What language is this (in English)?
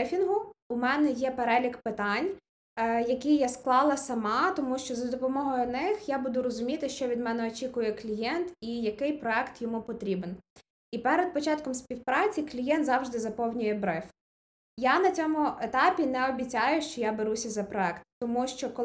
Ukrainian